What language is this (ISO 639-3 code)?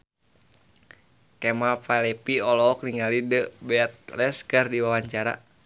sun